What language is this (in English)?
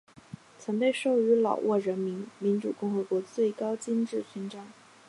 Chinese